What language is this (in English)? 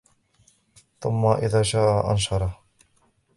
Arabic